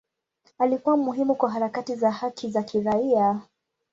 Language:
Swahili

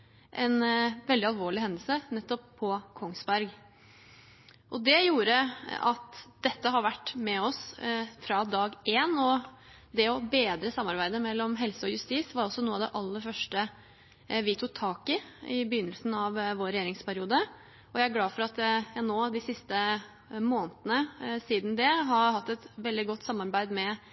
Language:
Norwegian Bokmål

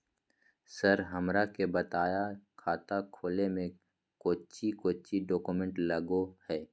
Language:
Magahi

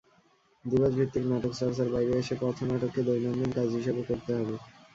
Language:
Bangla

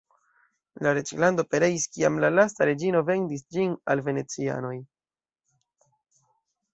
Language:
Esperanto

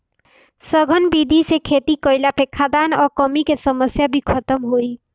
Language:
Bhojpuri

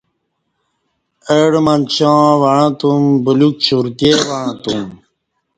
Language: Kati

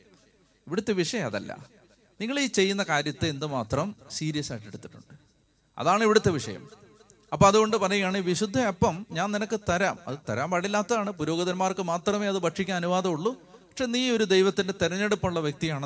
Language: Malayalam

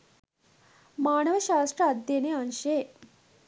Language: Sinhala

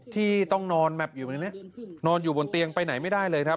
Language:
Thai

